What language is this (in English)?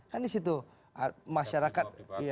Indonesian